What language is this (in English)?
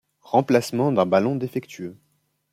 French